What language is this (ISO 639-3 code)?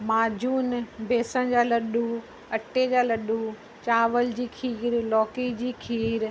snd